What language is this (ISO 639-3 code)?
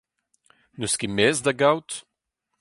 bre